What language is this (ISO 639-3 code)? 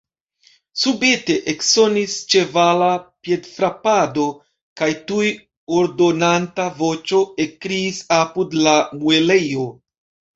epo